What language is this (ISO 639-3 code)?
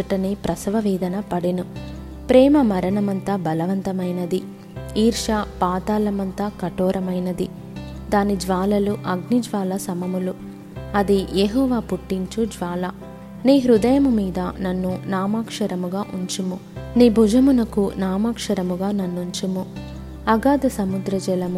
tel